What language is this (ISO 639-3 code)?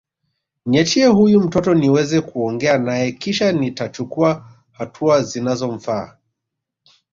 swa